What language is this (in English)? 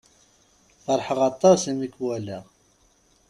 Kabyle